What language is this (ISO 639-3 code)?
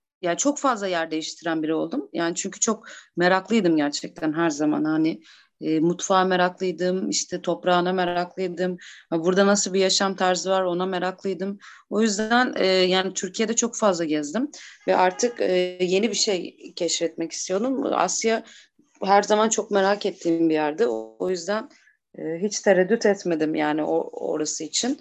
tur